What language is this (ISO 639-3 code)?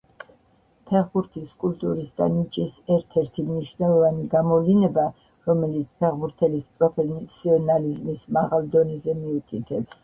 kat